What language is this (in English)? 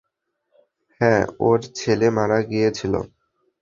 Bangla